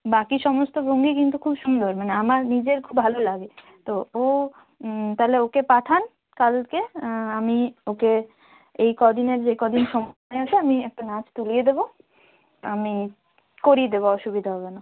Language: Bangla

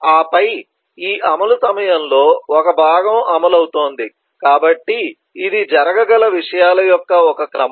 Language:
Telugu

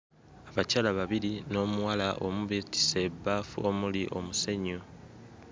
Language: Ganda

